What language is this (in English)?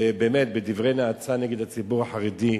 Hebrew